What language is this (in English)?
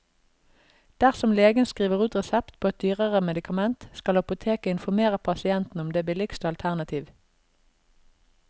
Norwegian